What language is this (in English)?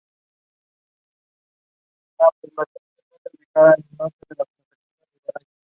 Spanish